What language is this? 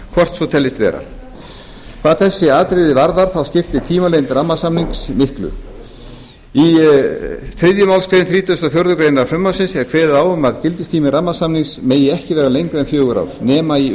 Icelandic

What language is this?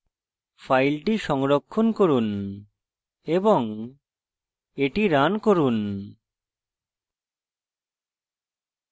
Bangla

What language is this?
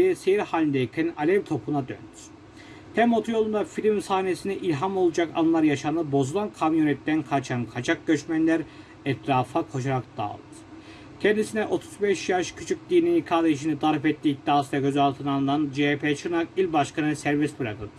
Turkish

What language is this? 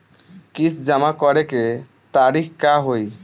Bhojpuri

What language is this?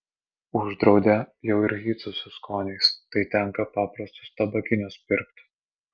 Lithuanian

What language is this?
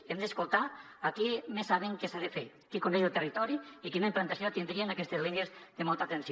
Catalan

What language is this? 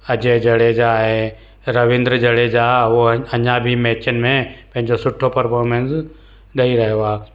Sindhi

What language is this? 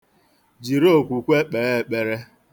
Igbo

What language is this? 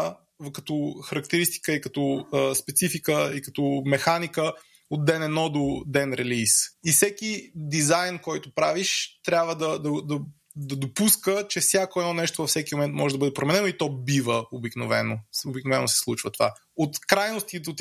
Bulgarian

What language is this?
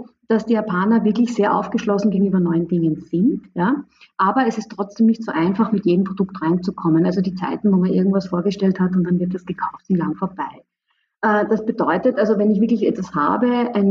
German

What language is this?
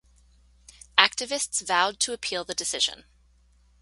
English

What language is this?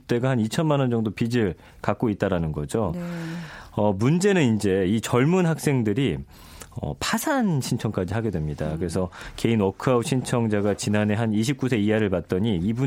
Korean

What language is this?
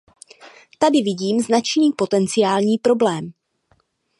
Czech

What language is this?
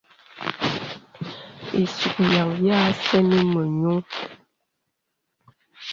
Bebele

